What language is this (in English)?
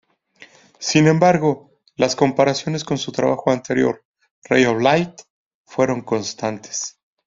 Spanish